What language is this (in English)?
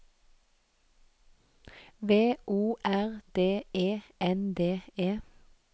Norwegian